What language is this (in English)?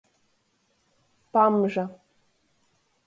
Latgalian